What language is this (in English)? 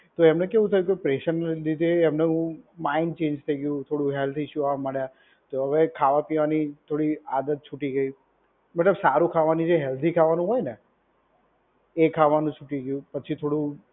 Gujarati